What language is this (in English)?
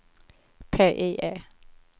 Swedish